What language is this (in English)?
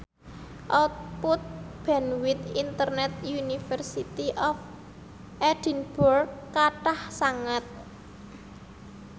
Javanese